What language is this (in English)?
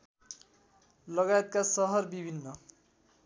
Nepali